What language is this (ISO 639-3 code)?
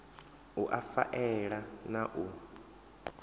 ven